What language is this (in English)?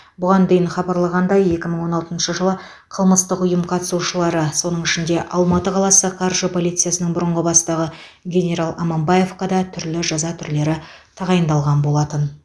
Kazakh